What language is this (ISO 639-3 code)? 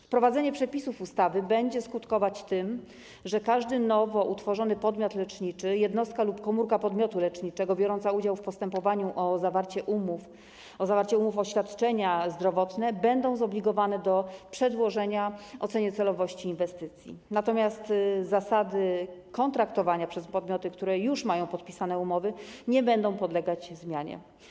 pol